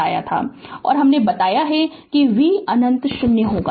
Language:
Hindi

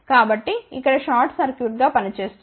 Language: Telugu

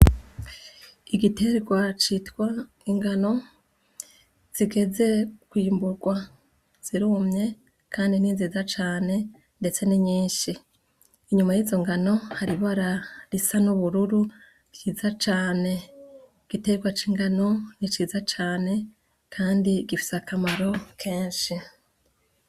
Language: Rundi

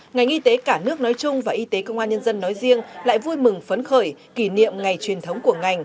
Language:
Vietnamese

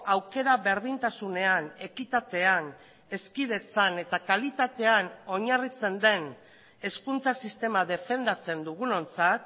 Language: Basque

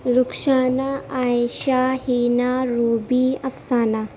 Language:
Urdu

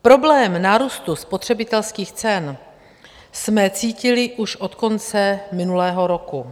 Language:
Czech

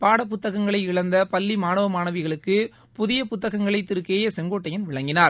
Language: Tamil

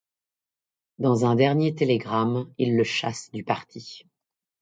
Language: French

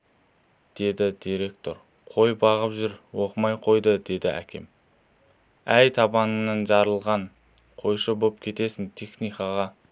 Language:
Kazakh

